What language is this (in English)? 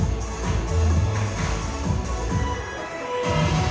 Thai